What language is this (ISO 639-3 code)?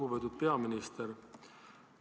est